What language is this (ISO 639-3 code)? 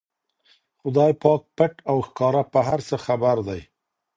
pus